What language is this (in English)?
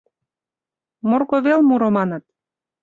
Mari